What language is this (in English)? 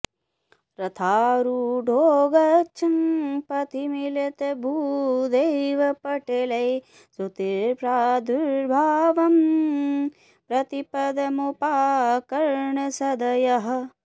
Sanskrit